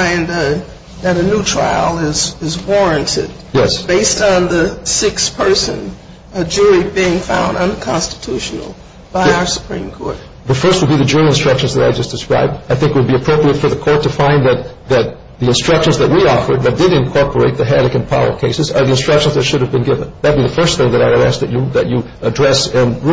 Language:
English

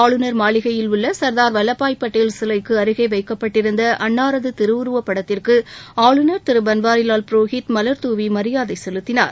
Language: Tamil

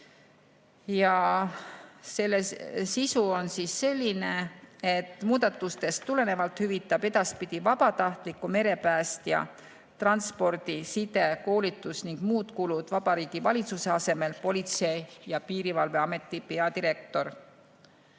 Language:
Estonian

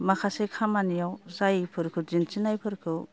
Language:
Bodo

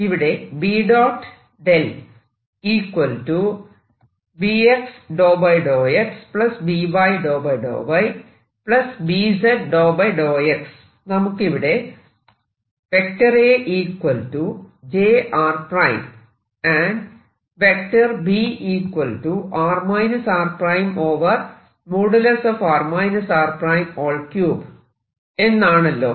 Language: Malayalam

